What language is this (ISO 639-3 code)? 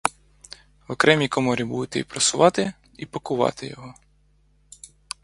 ukr